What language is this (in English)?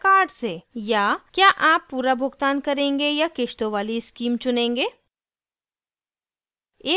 Hindi